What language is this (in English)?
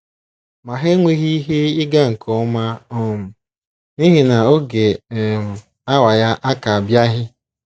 Igbo